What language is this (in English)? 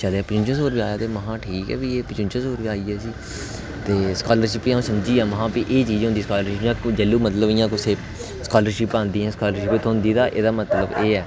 Dogri